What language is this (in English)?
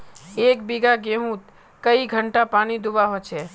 Magahi